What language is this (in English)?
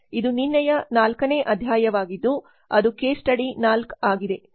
Kannada